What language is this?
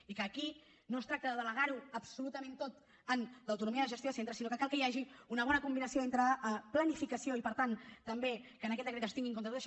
Catalan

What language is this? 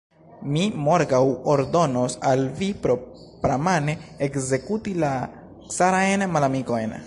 Esperanto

